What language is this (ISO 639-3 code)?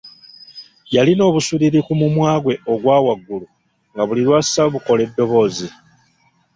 lug